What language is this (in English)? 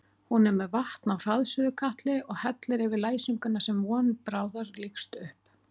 Icelandic